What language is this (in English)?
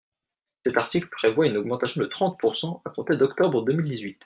French